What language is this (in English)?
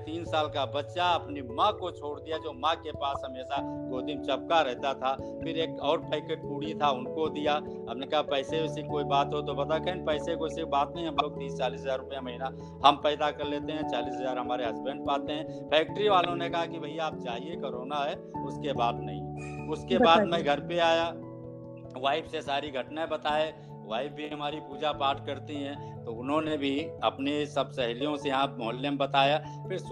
Hindi